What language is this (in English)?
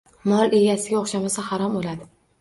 Uzbek